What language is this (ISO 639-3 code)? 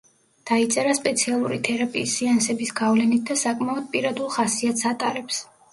kat